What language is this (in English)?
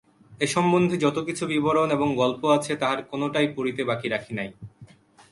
Bangla